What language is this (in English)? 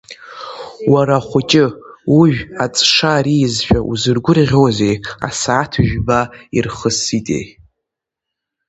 Abkhazian